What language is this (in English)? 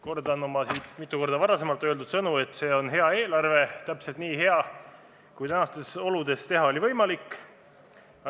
Estonian